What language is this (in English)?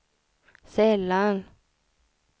Swedish